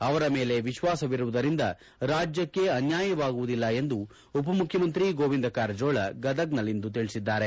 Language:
Kannada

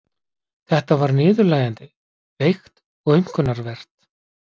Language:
Icelandic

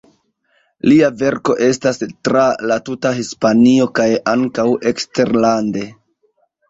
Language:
Esperanto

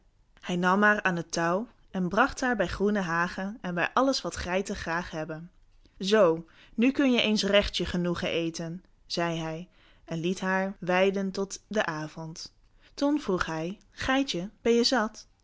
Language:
Dutch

